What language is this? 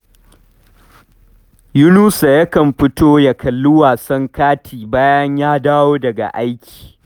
Hausa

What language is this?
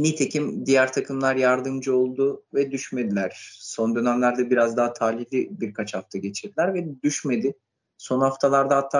Turkish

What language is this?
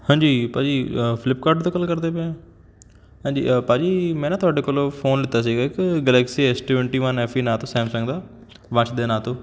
Punjabi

